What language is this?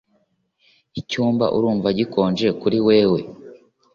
Kinyarwanda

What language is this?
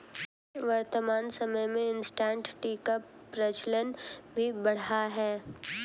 Hindi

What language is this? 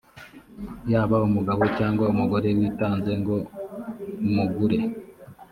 Kinyarwanda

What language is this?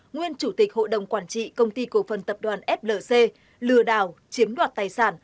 Vietnamese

